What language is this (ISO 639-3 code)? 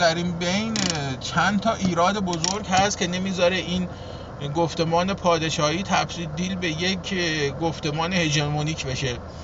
fas